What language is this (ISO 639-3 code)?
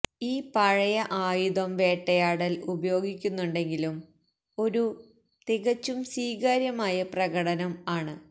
mal